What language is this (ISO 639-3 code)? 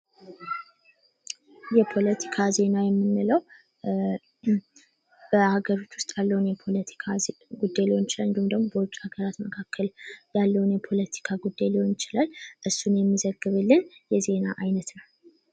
amh